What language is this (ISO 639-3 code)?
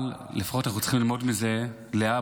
heb